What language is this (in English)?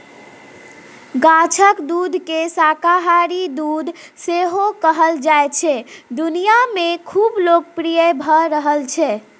Maithili